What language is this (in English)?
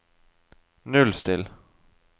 Norwegian